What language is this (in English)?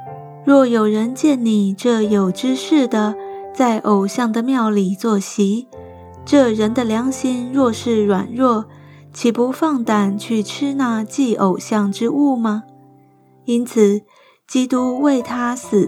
Chinese